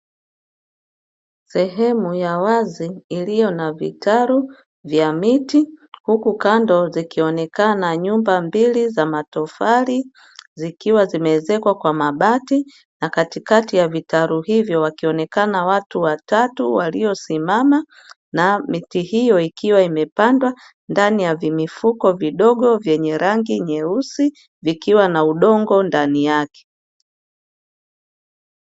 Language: Swahili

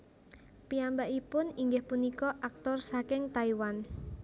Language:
Javanese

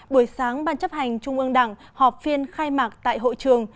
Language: Vietnamese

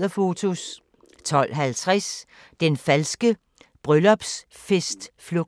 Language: Danish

